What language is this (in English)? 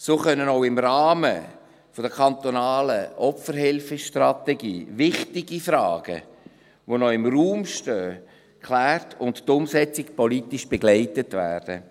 Swiss German